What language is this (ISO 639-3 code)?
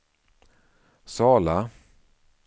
swe